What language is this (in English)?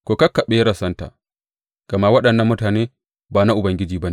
Hausa